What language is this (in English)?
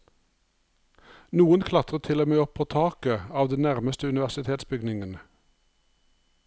Norwegian